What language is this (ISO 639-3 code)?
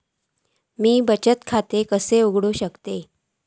mar